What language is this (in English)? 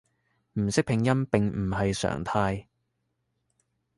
Cantonese